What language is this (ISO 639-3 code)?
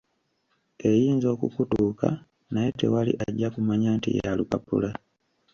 lug